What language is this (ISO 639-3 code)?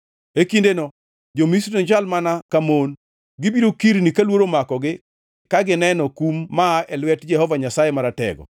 luo